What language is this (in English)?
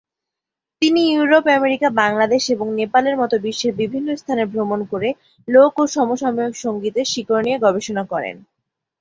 Bangla